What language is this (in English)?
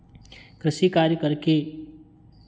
Hindi